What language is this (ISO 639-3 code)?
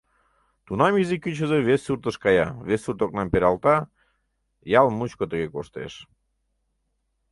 chm